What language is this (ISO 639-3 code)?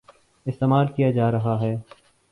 urd